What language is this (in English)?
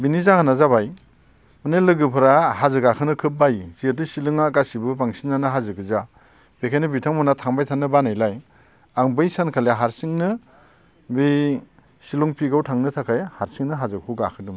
Bodo